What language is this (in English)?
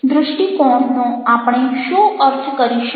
Gujarati